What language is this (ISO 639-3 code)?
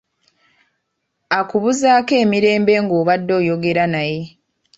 lug